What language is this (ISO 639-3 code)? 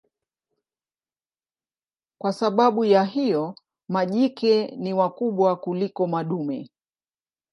swa